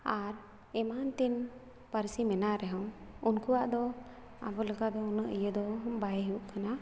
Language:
Santali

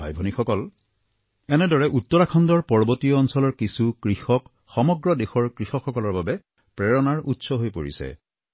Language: Assamese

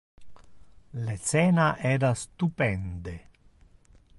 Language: Interlingua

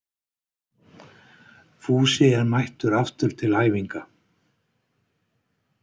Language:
Icelandic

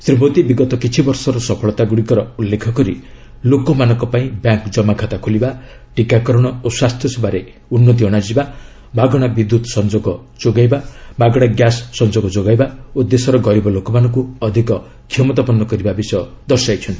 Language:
Odia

